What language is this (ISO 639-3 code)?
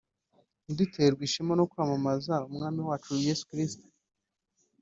kin